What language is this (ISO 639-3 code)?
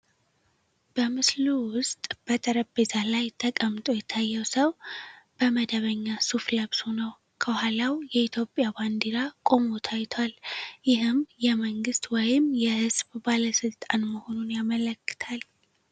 amh